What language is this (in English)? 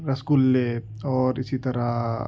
Urdu